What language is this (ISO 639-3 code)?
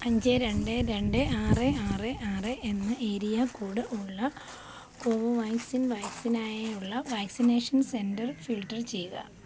mal